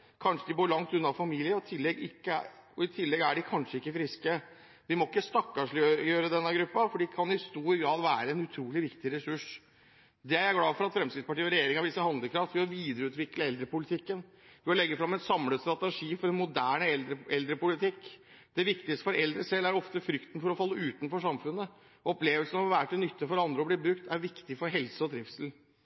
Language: Norwegian Bokmål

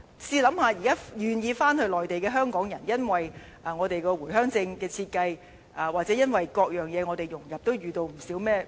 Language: Cantonese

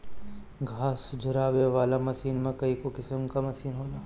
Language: Bhojpuri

